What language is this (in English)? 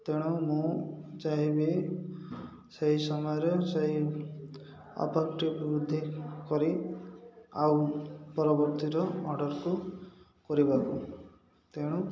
Odia